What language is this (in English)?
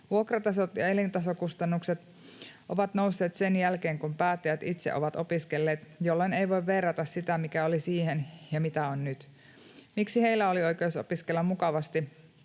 Finnish